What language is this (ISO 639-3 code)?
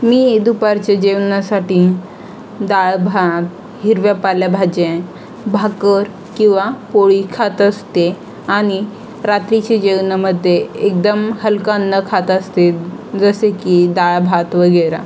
mar